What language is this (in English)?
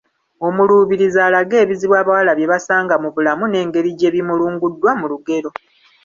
Ganda